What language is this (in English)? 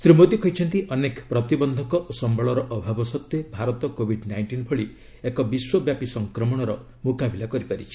Odia